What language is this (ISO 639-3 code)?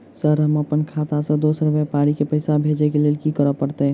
mai